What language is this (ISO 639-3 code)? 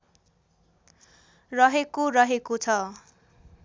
nep